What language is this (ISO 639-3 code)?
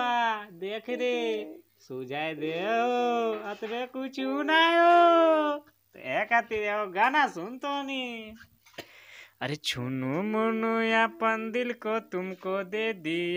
hin